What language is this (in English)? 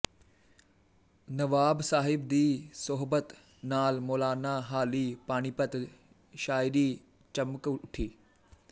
Punjabi